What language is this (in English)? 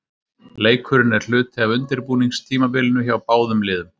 Icelandic